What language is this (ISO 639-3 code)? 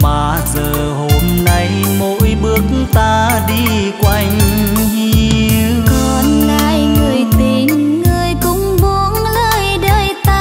vie